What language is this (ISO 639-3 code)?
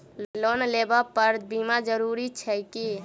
mai